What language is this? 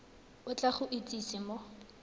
Tswana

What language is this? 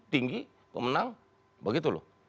Indonesian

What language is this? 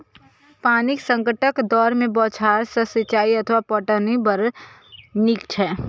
Maithili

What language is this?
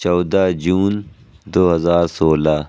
Urdu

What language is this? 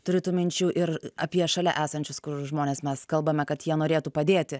Lithuanian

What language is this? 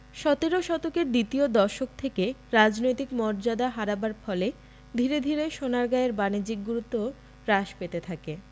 Bangla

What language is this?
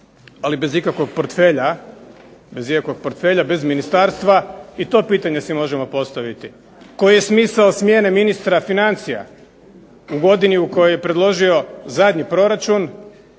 Croatian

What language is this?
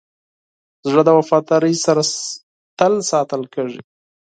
Pashto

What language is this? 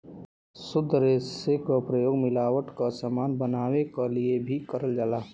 Bhojpuri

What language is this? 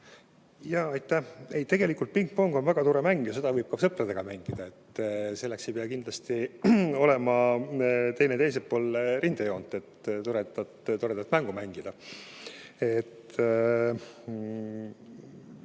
Estonian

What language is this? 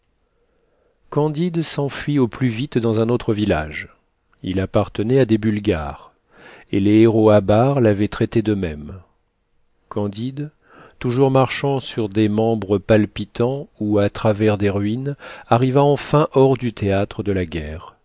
French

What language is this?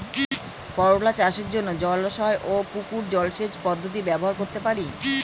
Bangla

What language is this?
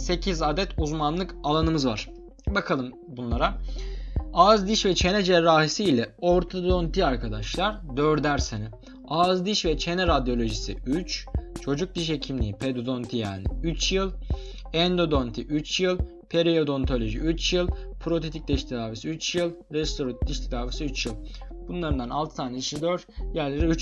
Turkish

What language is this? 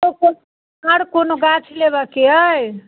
Maithili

